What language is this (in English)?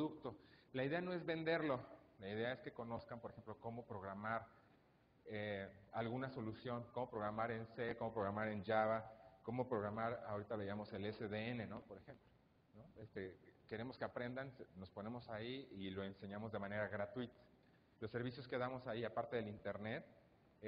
Spanish